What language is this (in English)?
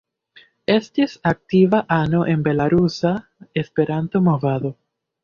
Esperanto